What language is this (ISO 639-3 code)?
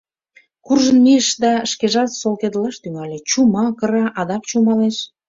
chm